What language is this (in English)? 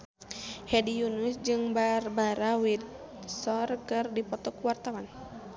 Sundanese